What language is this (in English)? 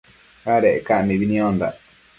Matsés